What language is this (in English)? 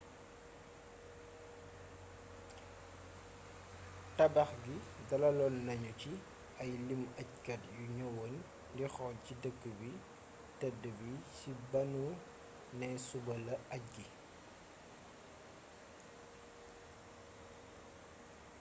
Wolof